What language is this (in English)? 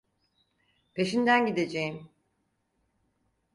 Turkish